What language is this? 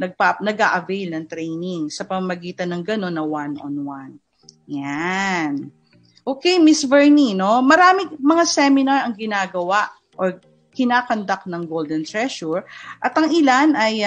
Filipino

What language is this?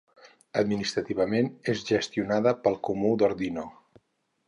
Catalan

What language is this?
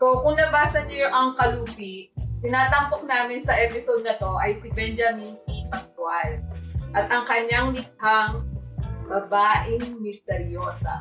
Filipino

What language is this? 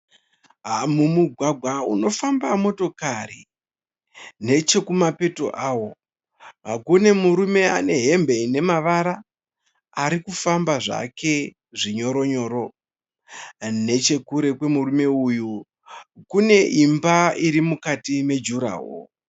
Shona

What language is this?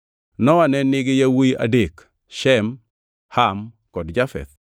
Luo (Kenya and Tanzania)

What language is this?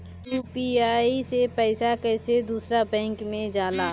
Bhojpuri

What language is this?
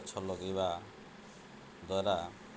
Odia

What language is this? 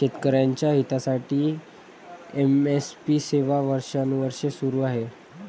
Marathi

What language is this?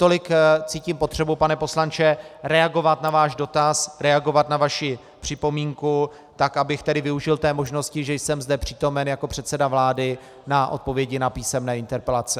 Czech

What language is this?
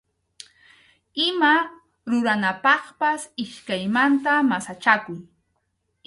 Arequipa-La Unión Quechua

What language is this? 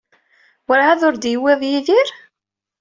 Kabyle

